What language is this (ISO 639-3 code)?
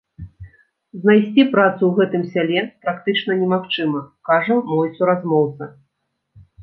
bel